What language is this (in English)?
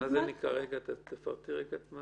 Hebrew